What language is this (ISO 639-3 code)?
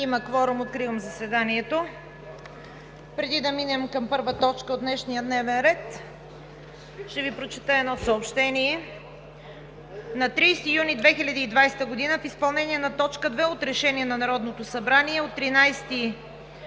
bul